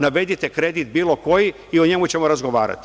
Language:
Serbian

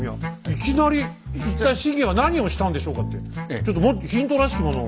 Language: Japanese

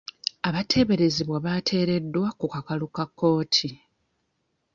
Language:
Ganda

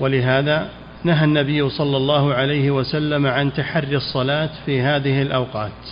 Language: Arabic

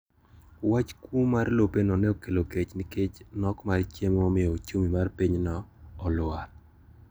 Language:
Luo (Kenya and Tanzania)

